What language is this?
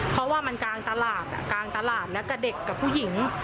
Thai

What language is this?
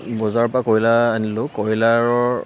Assamese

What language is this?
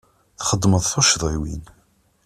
Kabyle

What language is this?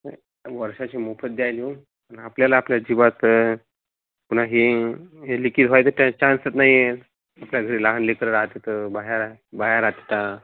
Marathi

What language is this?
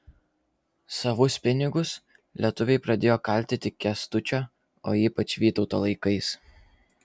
Lithuanian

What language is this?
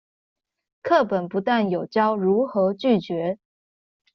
Chinese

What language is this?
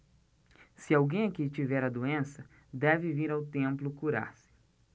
Portuguese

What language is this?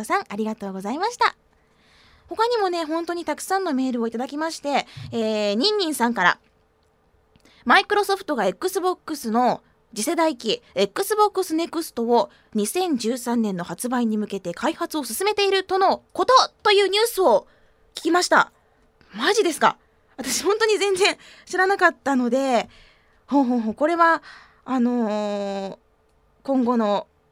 Japanese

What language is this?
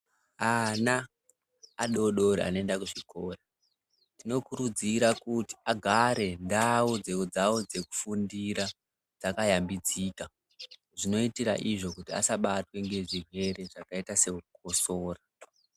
Ndau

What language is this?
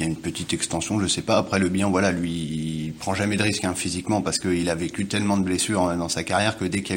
French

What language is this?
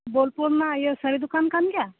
Santali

